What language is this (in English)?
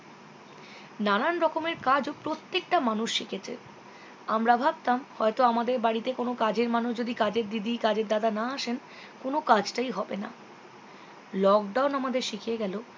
Bangla